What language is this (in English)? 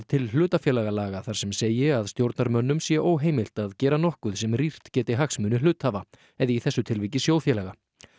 Icelandic